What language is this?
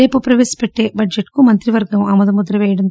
Telugu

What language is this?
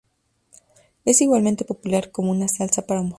Spanish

